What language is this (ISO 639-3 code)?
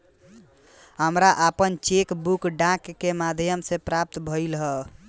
bho